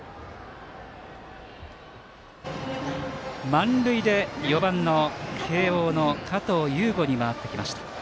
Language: Japanese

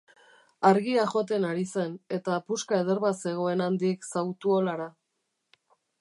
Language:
Basque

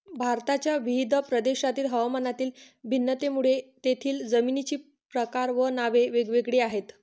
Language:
Marathi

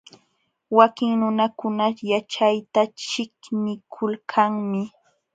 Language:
Jauja Wanca Quechua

